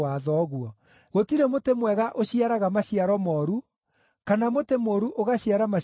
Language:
Kikuyu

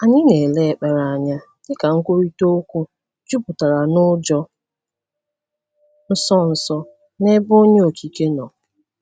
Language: Igbo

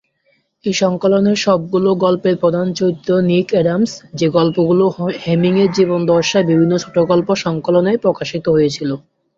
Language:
Bangla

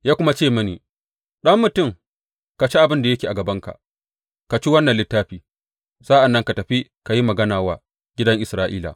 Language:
Hausa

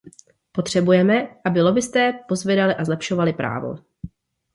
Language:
Czech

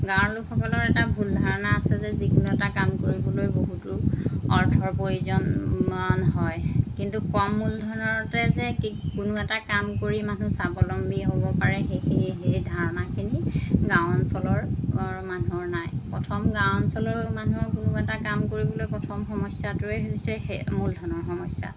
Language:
Assamese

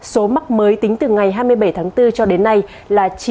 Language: Vietnamese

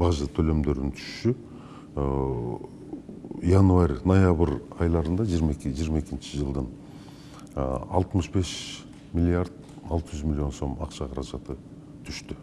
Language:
Turkish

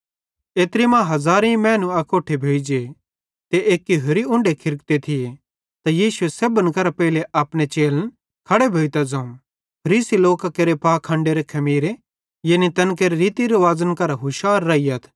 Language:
Bhadrawahi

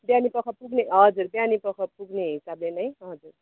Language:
Nepali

